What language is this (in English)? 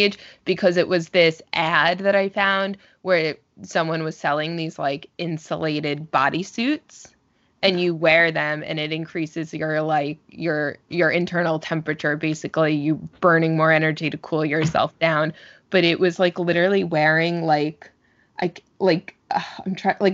English